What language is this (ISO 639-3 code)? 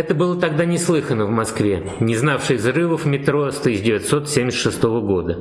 rus